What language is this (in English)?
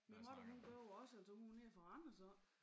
Danish